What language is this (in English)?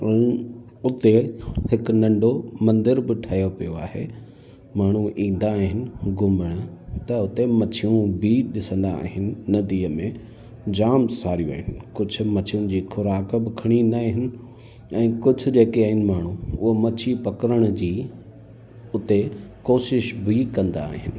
Sindhi